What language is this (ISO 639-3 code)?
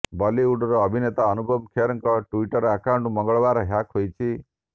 ori